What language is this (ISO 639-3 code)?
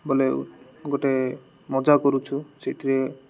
ori